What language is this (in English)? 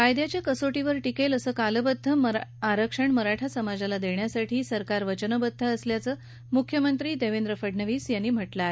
Marathi